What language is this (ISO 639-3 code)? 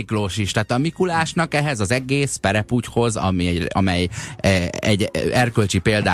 hun